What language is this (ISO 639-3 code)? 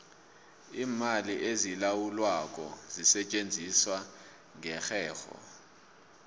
nbl